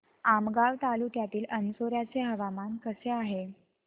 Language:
Marathi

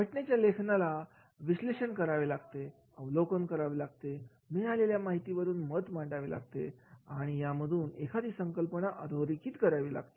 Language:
Marathi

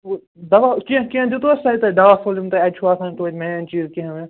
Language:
Kashmiri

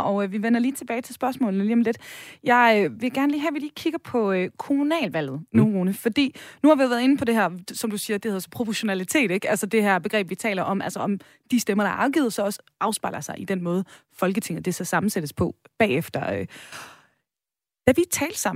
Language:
Danish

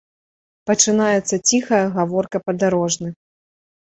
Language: Belarusian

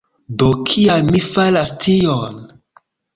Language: Esperanto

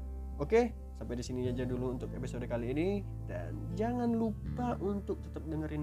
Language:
Indonesian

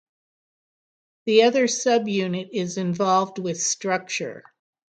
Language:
English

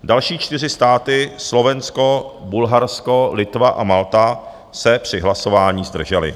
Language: Czech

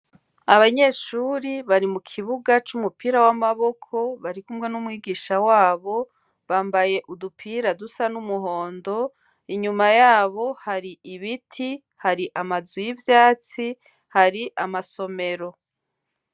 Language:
Rundi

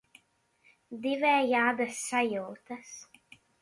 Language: Latvian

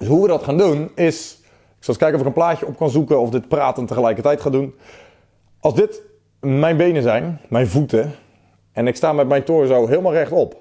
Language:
Dutch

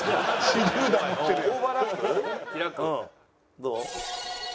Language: Japanese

